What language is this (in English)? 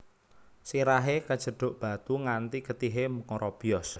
Javanese